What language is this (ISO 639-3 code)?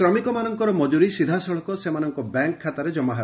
ori